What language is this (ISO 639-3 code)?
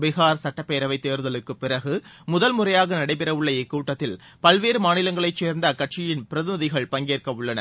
tam